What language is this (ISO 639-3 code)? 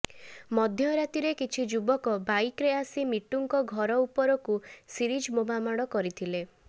ori